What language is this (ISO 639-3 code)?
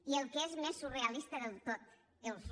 cat